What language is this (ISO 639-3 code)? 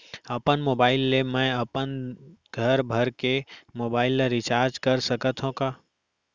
hne